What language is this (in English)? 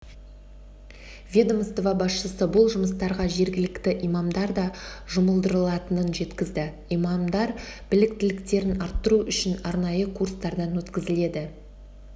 Kazakh